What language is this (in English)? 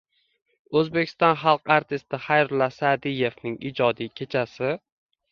Uzbek